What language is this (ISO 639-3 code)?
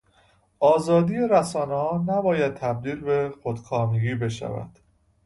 fas